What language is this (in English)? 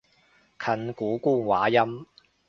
Cantonese